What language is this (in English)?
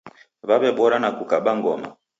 Taita